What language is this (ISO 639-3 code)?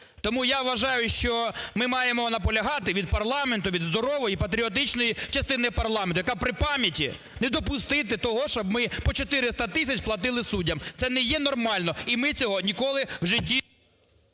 ukr